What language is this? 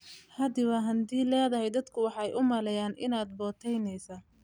Somali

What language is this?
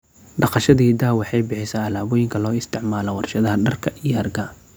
Somali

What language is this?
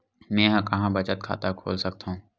Chhattisgarhi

